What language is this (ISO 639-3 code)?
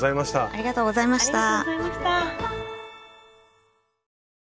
jpn